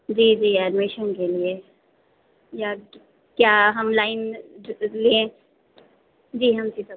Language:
Hindi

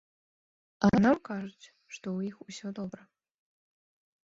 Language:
Belarusian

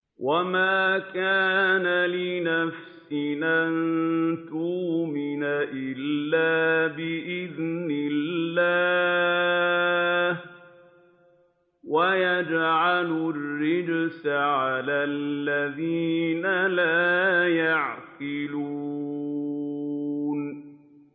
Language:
Arabic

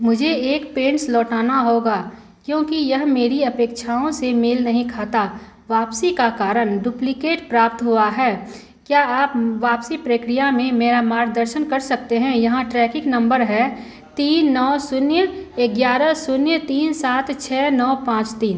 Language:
Hindi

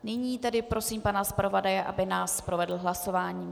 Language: Czech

